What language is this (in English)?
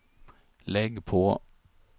Swedish